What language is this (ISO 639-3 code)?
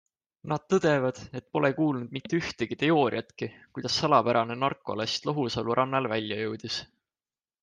est